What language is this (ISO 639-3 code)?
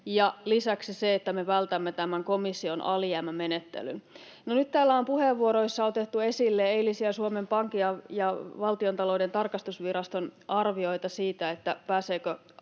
fin